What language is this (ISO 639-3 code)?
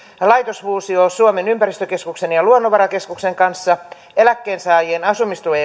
fin